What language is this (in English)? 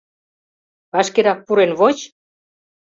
Mari